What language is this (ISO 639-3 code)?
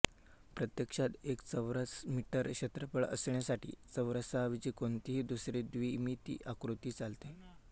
mar